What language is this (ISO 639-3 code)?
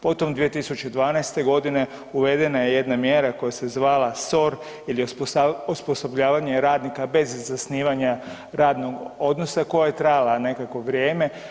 hrv